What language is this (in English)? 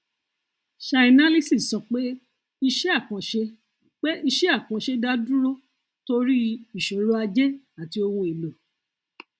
Yoruba